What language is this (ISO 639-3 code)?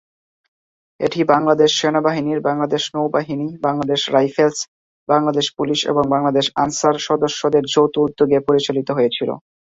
ben